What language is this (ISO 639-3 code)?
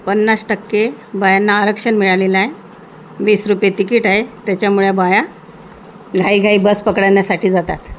mar